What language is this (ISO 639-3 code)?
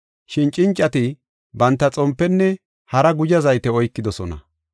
gof